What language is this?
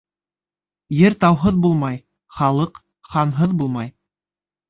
Bashkir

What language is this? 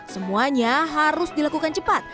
Indonesian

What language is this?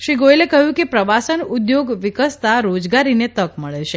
Gujarati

